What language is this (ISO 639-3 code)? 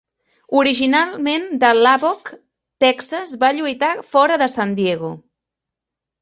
cat